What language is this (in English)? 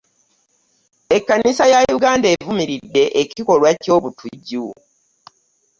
Ganda